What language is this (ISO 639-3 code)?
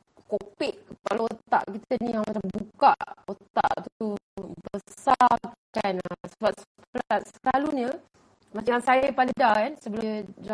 msa